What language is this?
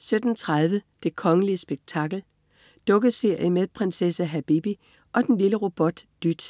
Danish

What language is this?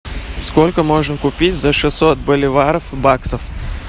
Russian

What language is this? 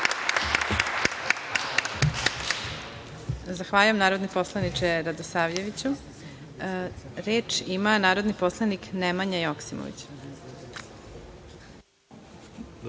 Serbian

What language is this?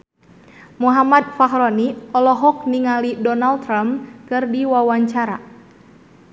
Sundanese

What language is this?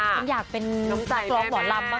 Thai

